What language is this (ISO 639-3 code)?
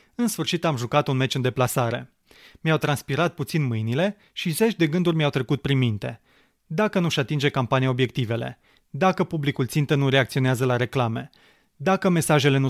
ron